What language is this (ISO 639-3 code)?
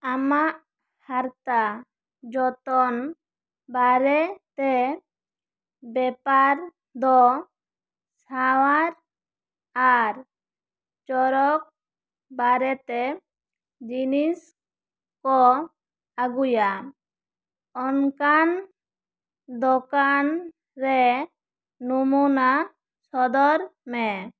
sat